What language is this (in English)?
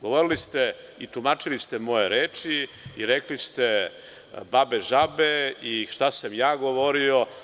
Serbian